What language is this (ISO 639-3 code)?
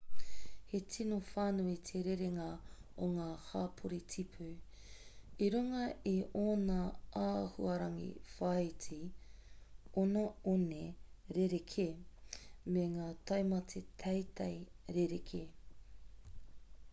mri